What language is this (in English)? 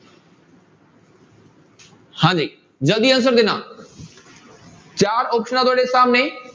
Punjabi